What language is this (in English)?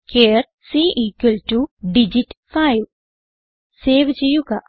Malayalam